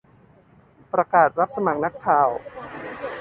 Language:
Thai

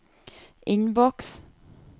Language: Norwegian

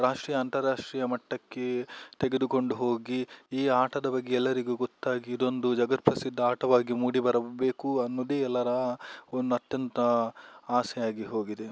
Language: Kannada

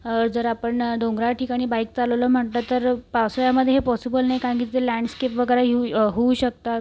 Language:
Marathi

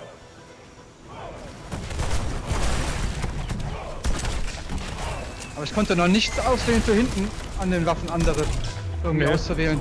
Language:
German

